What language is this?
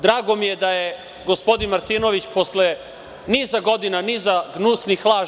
Serbian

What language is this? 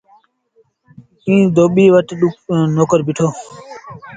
Sindhi Bhil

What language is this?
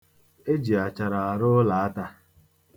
Igbo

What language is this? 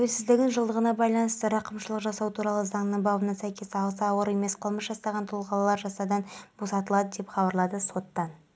Kazakh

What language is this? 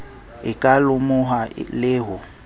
Southern Sotho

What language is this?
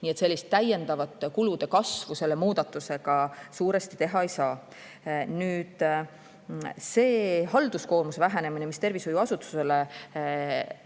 Estonian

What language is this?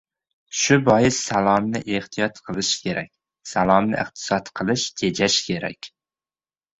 Uzbek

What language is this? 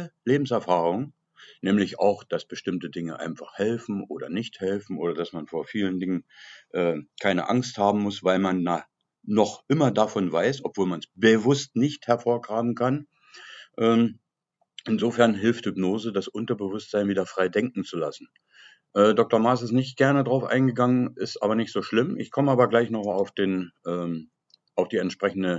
German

